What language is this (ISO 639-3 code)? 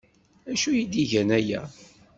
kab